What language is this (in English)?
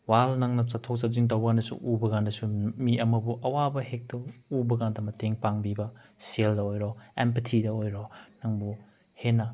Manipuri